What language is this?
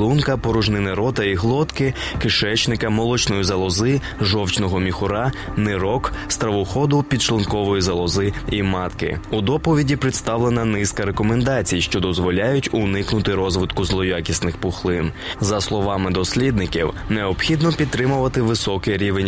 Ukrainian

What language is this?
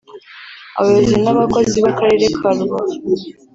Kinyarwanda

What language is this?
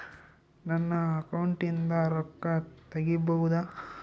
Kannada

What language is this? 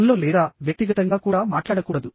Telugu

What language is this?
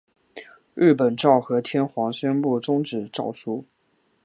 Chinese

